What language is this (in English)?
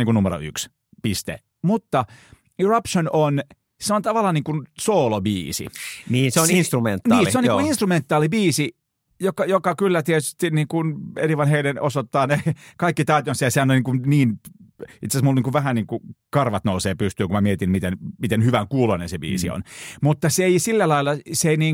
Finnish